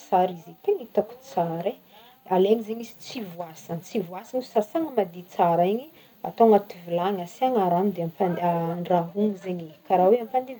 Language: Northern Betsimisaraka Malagasy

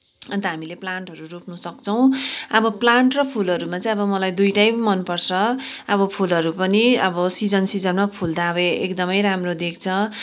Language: Nepali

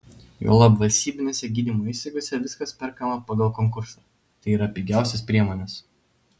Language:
Lithuanian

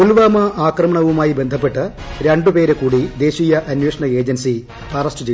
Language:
Malayalam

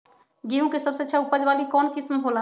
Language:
Magahi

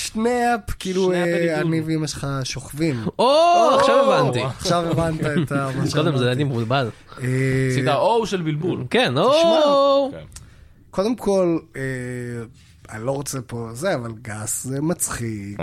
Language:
Hebrew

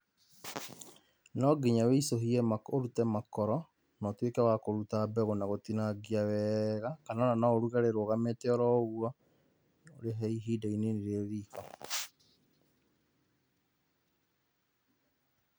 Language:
Kikuyu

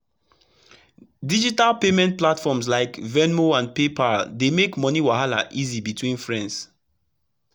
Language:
Nigerian Pidgin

